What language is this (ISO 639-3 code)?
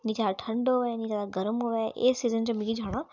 doi